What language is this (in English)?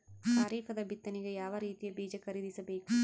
Kannada